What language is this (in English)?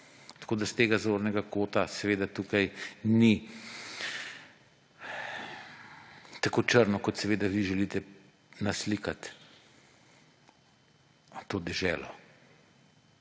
Slovenian